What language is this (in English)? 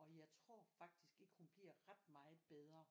Danish